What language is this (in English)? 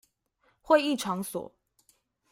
Chinese